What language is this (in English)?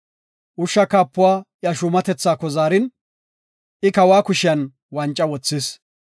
Gofa